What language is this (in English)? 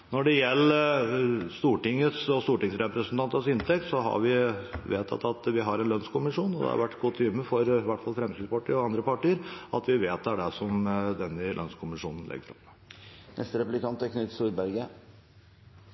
Norwegian Bokmål